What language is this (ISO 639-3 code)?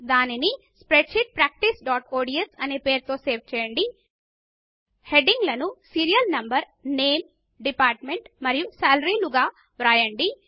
tel